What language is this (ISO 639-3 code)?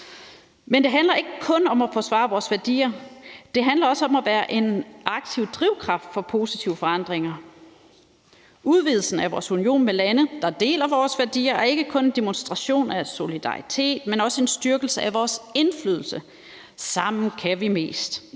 dan